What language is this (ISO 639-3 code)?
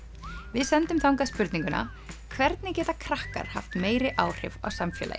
isl